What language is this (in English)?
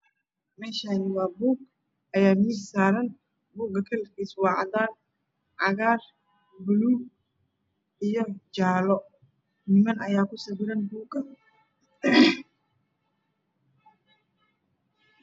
Somali